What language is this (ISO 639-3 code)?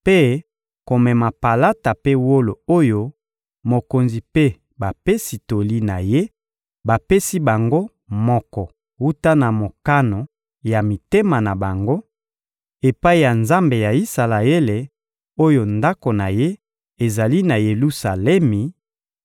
lin